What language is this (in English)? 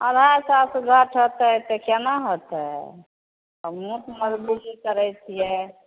Maithili